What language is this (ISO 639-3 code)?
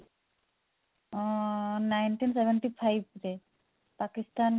ori